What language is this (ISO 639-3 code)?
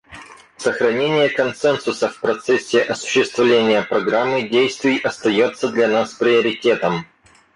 rus